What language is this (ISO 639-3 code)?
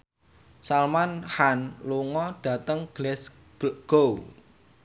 jav